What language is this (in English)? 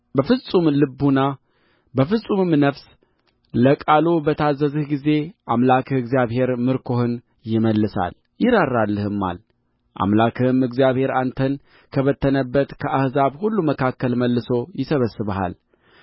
Amharic